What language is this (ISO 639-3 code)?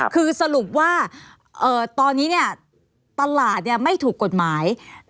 tha